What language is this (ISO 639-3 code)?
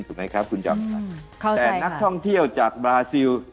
tha